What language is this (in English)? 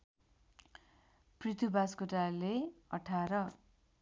Nepali